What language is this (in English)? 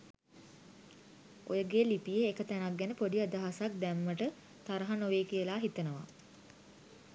Sinhala